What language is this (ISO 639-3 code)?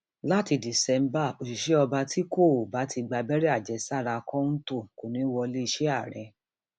yor